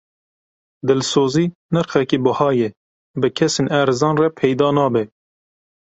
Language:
Kurdish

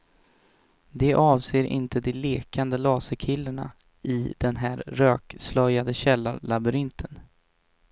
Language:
Swedish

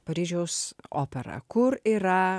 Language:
Lithuanian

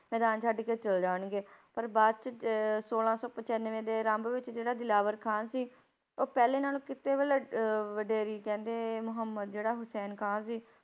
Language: Punjabi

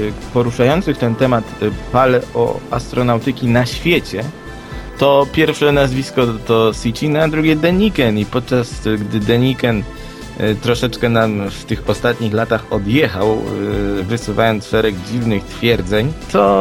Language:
Polish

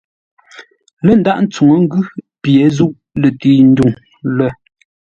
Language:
Ngombale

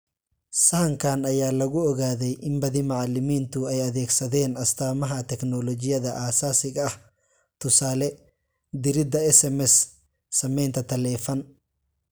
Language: Somali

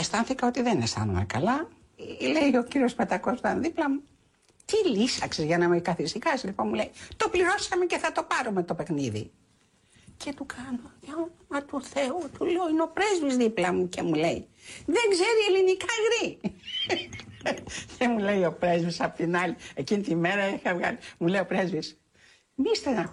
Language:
Greek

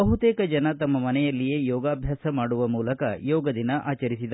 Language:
Kannada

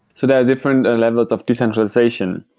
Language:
English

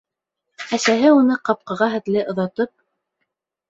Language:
Bashkir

